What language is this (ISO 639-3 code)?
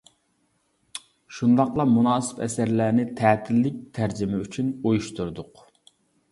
uig